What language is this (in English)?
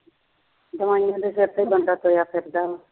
Punjabi